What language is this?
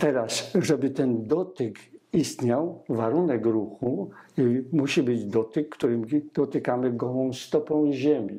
Polish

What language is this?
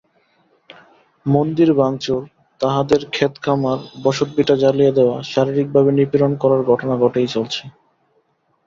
Bangla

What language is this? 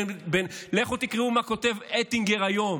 Hebrew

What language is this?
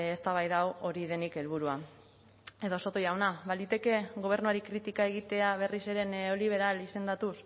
Basque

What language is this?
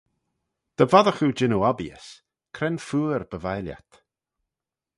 Manx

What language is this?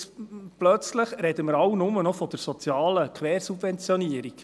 Swiss German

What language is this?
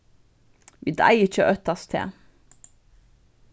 Faroese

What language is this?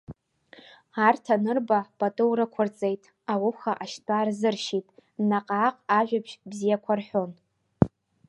Abkhazian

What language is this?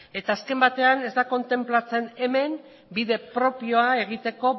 Basque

